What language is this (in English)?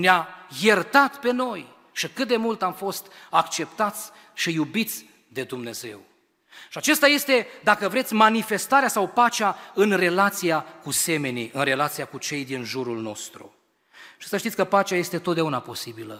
Romanian